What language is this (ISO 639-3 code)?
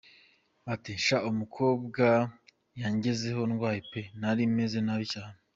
kin